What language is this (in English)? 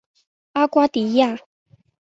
Chinese